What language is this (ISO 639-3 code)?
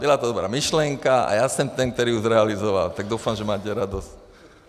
ces